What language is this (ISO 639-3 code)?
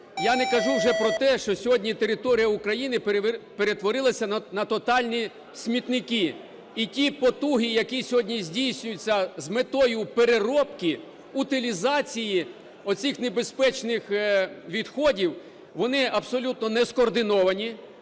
ukr